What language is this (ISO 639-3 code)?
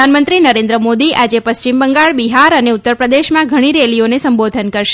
guj